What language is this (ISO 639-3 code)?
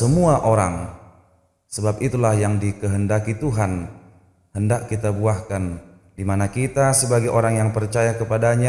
ind